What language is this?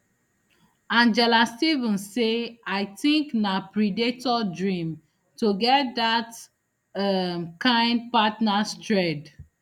Nigerian Pidgin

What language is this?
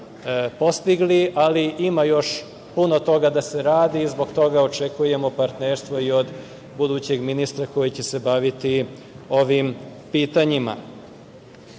Serbian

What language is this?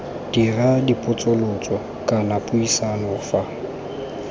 Tswana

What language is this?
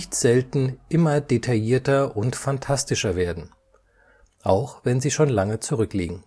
German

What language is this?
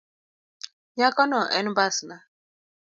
Luo (Kenya and Tanzania)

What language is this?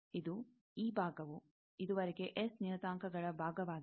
Kannada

